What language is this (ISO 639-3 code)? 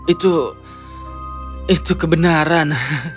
ind